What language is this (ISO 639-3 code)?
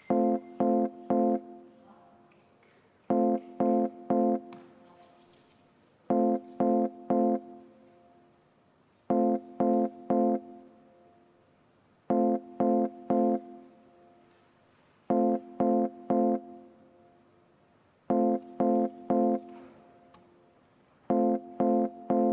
est